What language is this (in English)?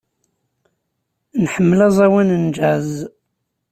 Kabyle